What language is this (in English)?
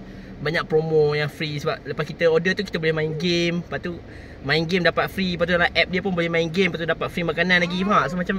Malay